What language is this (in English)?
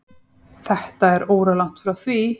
Icelandic